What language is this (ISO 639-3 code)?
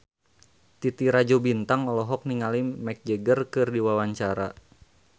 sun